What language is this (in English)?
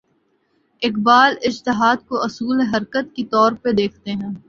Urdu